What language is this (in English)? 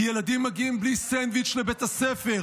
Hebrew